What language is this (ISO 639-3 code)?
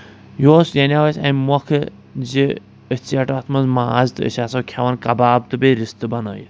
kas